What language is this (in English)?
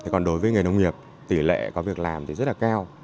Vietnamese